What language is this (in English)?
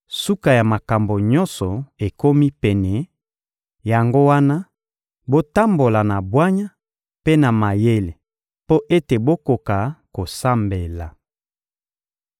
Lingala